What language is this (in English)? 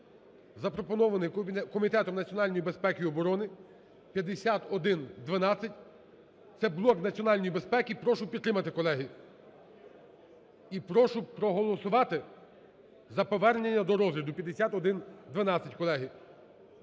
Ukrainian